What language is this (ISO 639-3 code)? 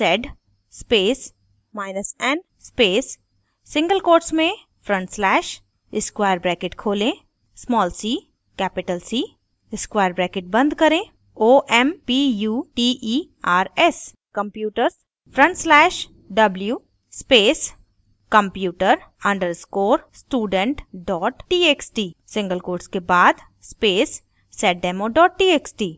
hin